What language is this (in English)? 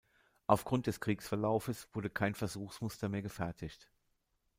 German